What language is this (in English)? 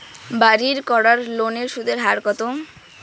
Bangla